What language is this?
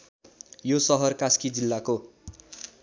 Nepali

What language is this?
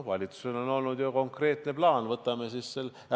Estonian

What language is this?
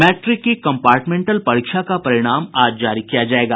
Hindi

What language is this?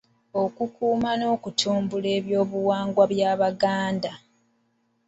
Ganda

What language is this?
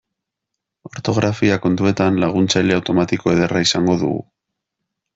Basque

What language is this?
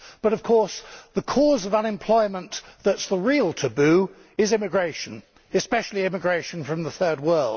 English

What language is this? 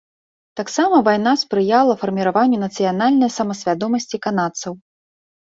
Belarusian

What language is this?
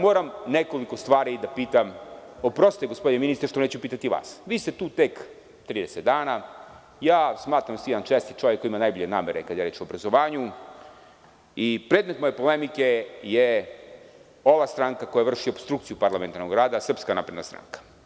Serbian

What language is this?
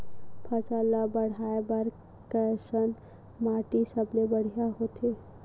Chhattisgarhi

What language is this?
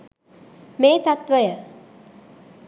Sinhala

